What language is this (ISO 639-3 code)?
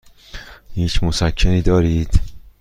fas